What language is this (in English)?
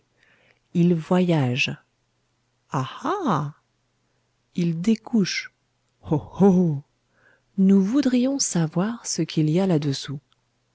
French